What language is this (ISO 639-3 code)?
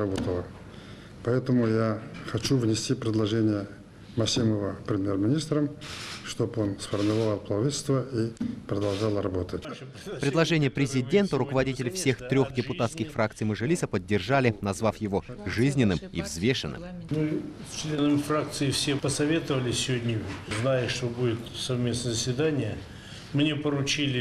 rus